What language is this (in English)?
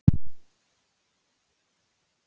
Icelandic